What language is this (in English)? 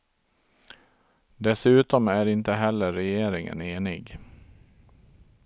Swedish